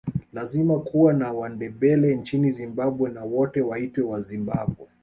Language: Swahili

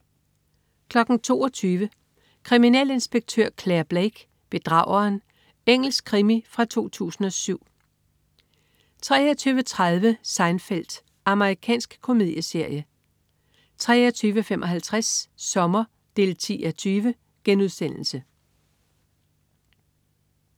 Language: Danish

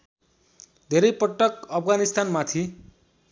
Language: Nepali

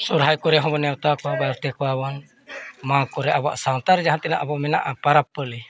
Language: Santali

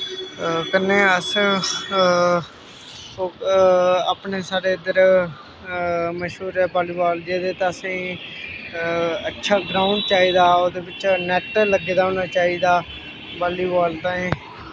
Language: Dogri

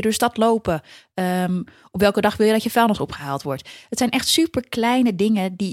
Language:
Dutch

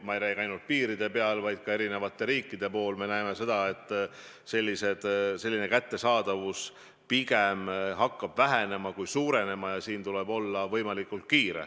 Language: Estonian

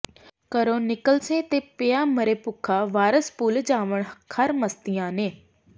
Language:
Punjabi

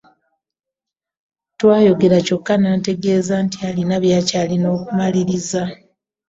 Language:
Ganda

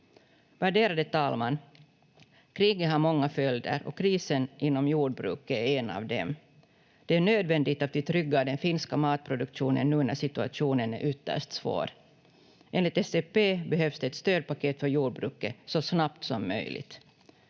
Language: Finnish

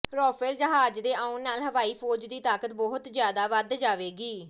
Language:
Punjabi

